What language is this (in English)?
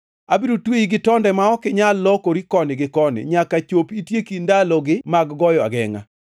Luo (Kenya and Tanzania)